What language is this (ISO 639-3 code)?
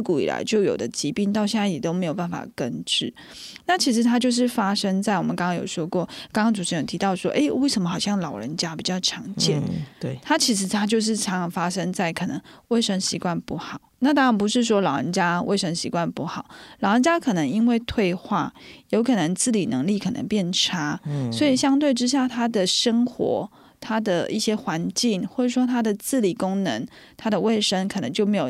zho